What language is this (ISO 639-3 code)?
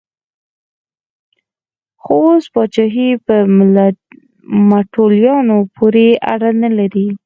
pus